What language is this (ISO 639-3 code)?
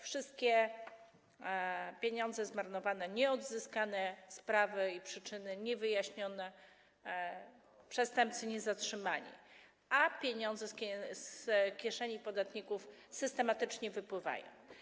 pol